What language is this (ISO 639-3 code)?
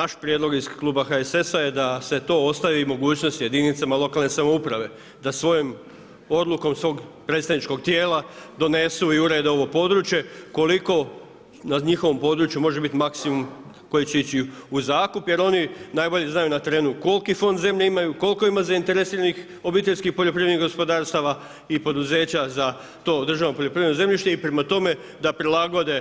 hrv